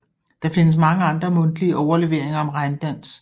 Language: Danish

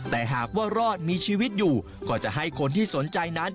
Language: Thai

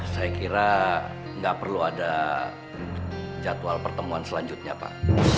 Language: Indonesian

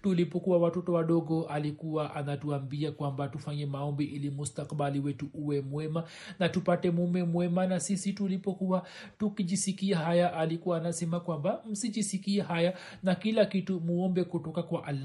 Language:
Swahili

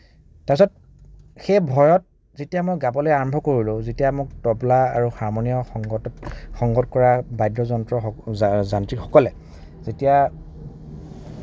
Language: Assamese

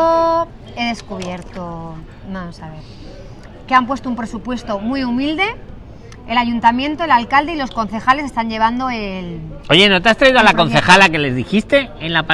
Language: Spanish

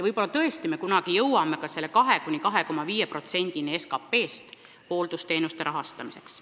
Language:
Estonian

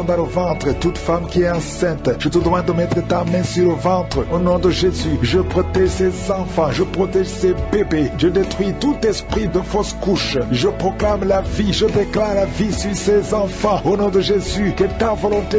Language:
French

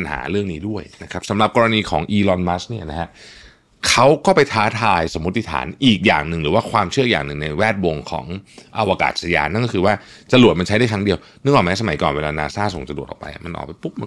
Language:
Thai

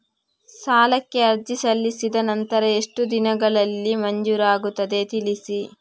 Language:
Kannada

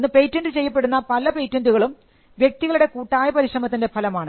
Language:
Malayalam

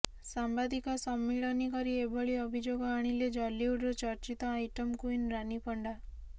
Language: Odia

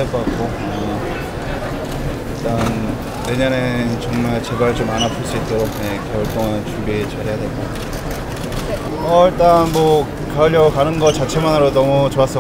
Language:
Korean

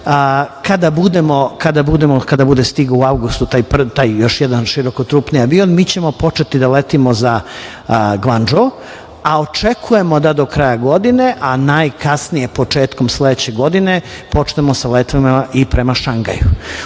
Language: Serbian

